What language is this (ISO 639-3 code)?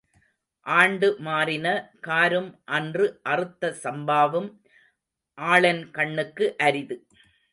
tam